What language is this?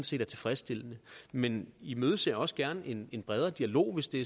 Danish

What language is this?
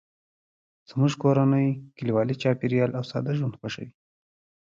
Pashto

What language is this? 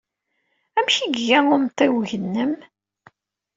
Kabyle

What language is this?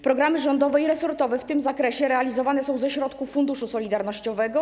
Polish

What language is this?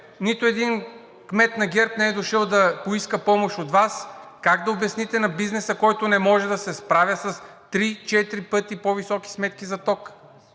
Bulgarian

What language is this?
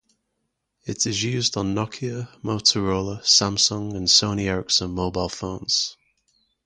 English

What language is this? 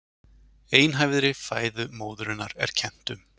Icelandic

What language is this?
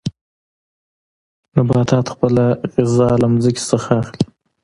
Pashto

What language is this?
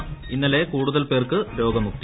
Malayalam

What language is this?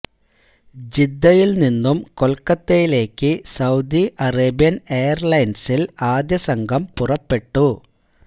Malayalam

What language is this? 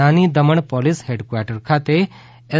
Gujarati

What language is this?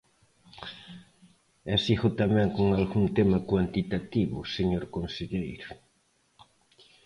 Galician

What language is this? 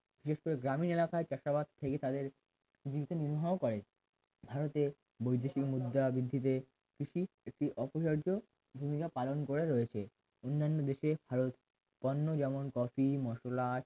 Bangla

